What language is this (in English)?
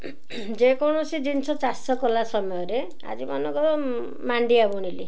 Odia